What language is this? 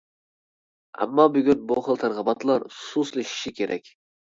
Uyghur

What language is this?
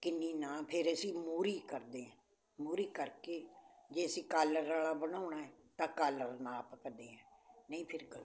Punjabi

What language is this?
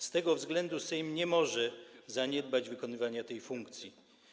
Polish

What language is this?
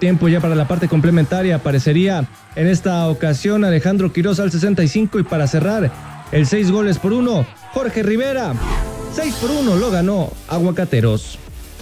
Spanish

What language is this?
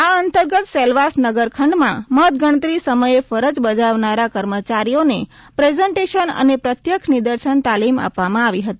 Gujarati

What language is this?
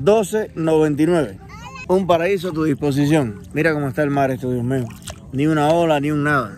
Spanish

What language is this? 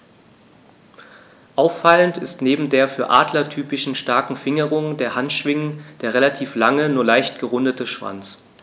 German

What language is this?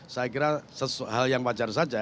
Indonesian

